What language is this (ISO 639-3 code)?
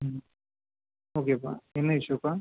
tam